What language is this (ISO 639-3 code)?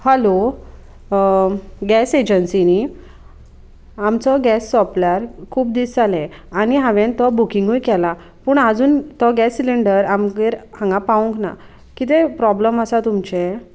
kok